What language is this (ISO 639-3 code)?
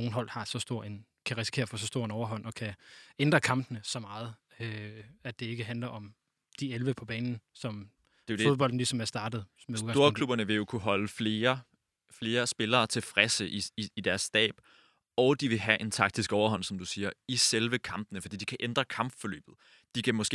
dan